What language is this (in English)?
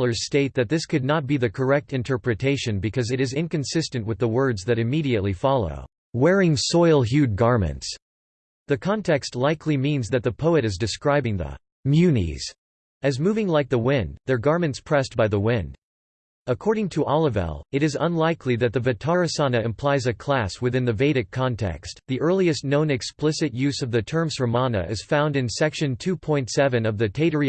English